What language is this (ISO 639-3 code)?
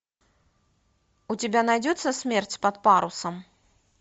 rus